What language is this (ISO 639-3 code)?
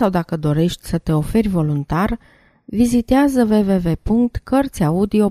ron